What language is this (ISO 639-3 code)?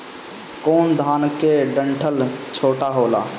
bho